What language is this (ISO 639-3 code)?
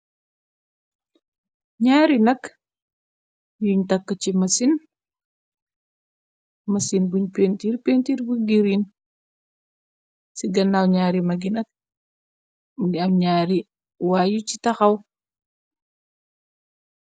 wol